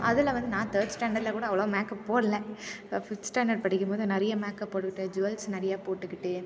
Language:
Tamil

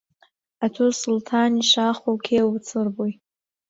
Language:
Central Kurdish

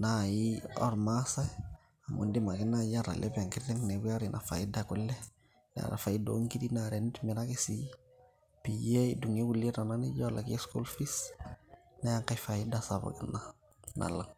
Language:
Masai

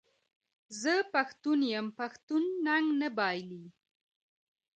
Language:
Pashto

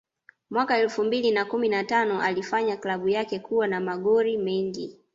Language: Swahili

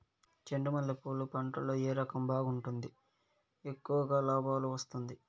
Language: Telugu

